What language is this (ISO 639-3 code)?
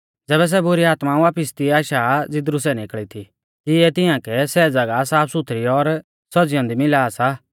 bfz